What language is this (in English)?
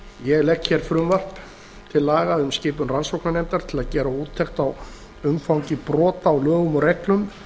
Icelandic